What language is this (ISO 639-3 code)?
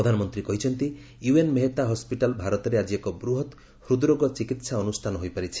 ori